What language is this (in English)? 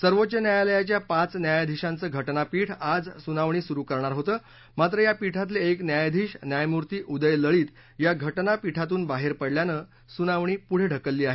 Marathi